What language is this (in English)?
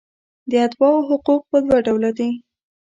Pashto